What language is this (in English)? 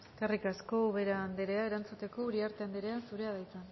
Basque